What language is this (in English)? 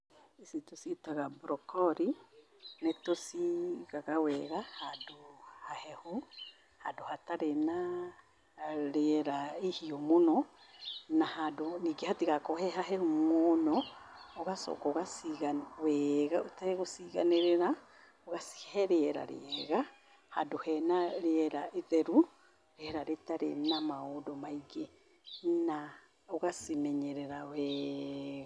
Kikuyu